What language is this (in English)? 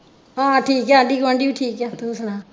Punjabi